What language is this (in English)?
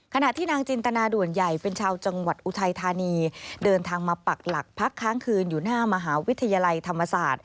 Thai